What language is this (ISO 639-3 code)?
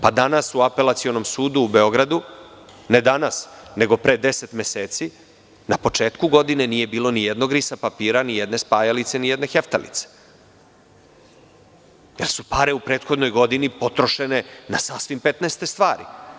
srp